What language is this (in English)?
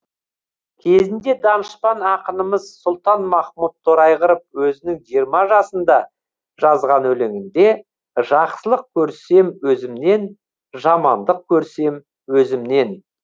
Kazakh